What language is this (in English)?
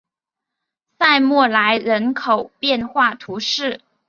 Chinese